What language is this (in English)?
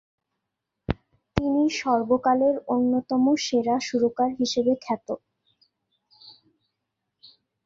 Bangla